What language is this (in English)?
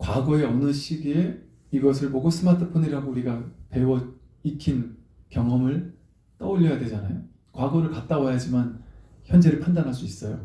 Korean